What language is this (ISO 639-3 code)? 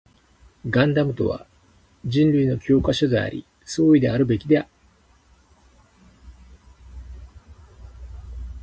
jpn